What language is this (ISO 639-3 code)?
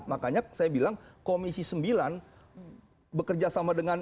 ind